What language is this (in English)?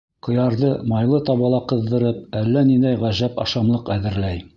Bashkir